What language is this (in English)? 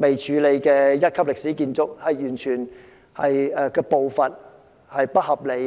Cantonese